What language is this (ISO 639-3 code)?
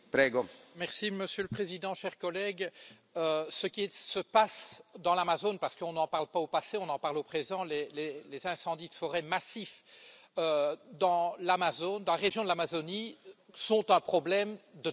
fra